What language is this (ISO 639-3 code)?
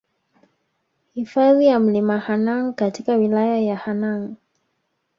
swa